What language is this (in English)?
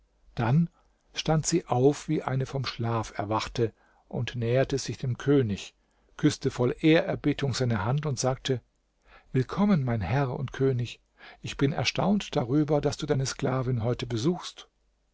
German